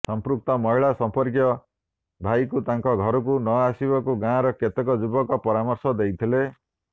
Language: Odia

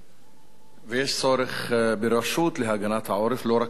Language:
Hebrew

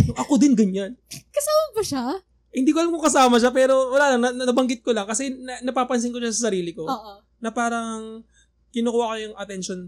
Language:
Filipino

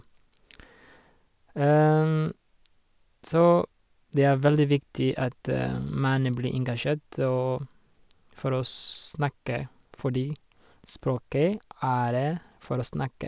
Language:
Norwegian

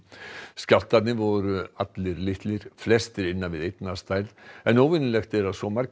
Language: Icelandic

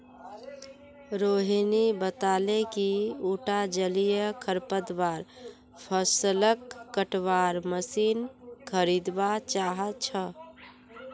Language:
Magahi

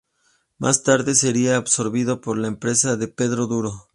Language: Spanish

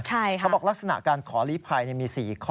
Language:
Thai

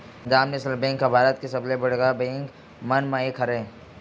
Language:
Chhattisgarhi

